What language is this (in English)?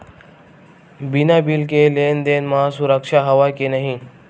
Chhattisgarhi